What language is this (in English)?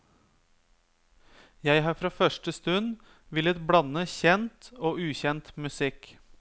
Norwegian